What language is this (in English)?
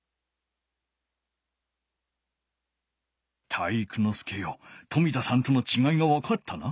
Japanese